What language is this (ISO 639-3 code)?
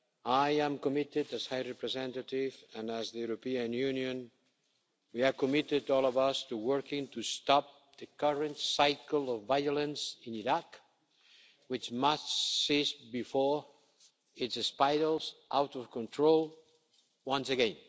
eng